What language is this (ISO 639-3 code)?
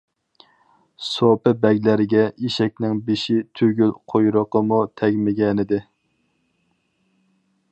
uig